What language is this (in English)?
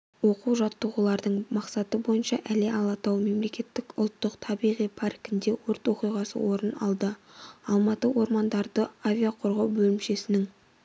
Kazakh